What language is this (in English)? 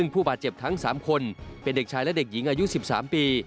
Thai